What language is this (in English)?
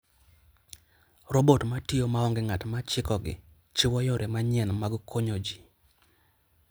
Luo (Kenya and Tanzania)